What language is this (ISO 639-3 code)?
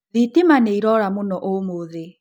kik